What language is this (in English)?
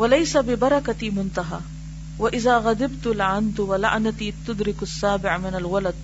Urdu